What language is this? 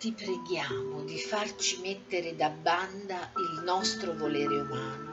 Italian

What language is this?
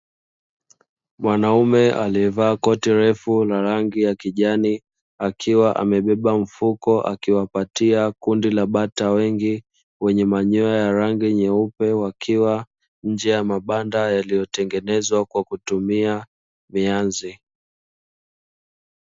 Swahili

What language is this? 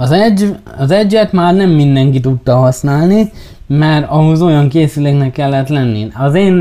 Hungarian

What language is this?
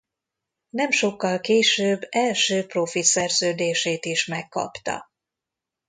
Hungarian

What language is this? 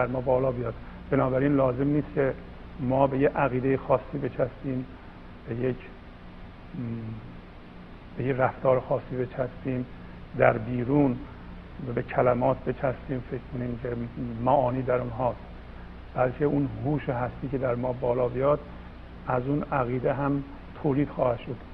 Persian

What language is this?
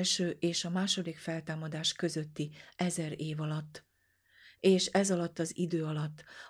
Hungarian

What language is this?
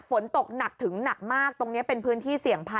Thai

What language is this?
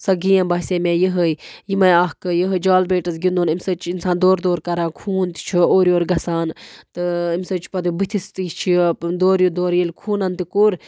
Kashmiri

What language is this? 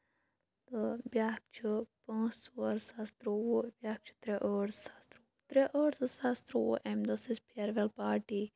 Kashmiri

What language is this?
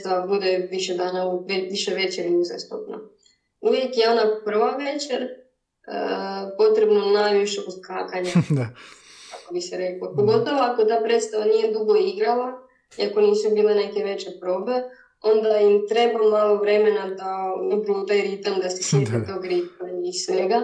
Croatian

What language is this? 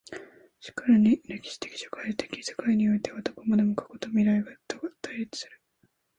Japanese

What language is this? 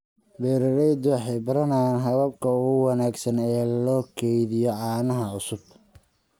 Somali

